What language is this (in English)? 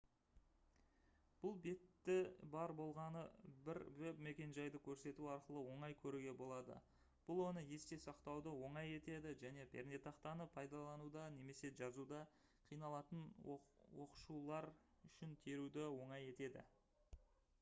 Kazakh